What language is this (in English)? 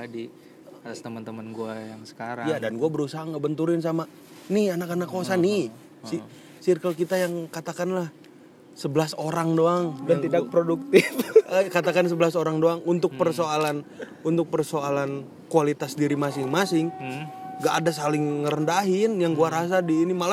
Indonesian